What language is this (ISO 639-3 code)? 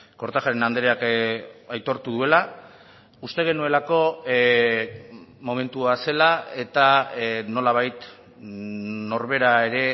eus